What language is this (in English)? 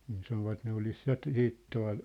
Finnish